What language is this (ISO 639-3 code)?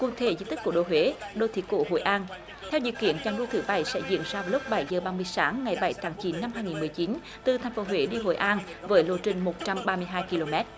vie